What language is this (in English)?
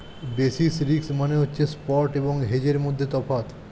Bangla